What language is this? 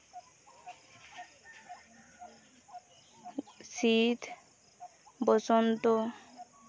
Santali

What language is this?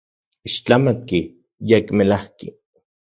Central Puebla Nahuatl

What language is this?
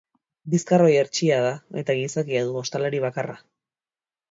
Basque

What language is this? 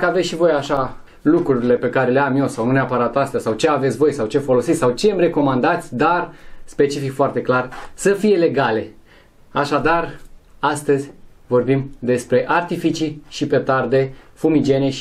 Romanian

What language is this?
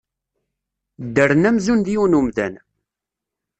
Kabyle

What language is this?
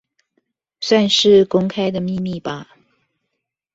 Chinese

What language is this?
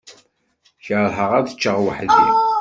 Kabyle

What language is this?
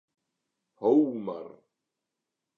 Western Frisian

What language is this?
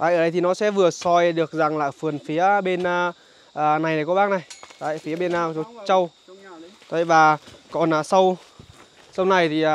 Vietnamese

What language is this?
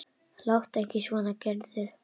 Icelandic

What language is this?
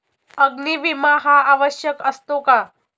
Marathi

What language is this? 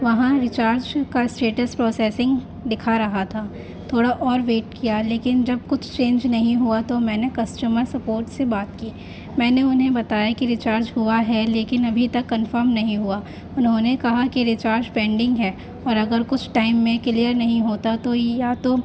Urdu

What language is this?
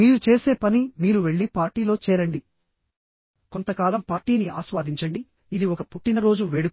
Telugu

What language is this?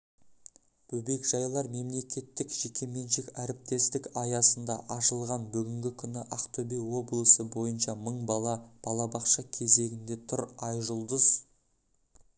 Kazakh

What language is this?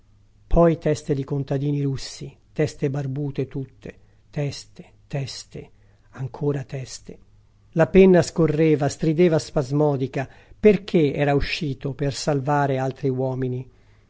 Italian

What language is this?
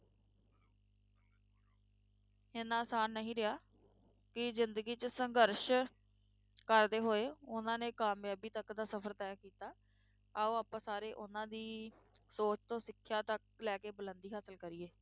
Punjabi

